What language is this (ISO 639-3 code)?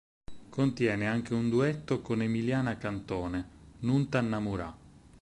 ita